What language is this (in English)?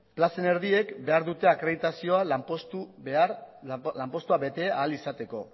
Basque